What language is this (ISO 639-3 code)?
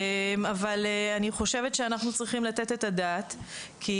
heb